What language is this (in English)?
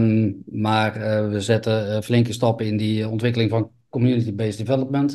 Dutch